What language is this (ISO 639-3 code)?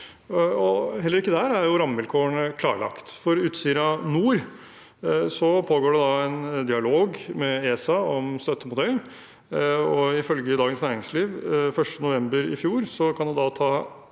nor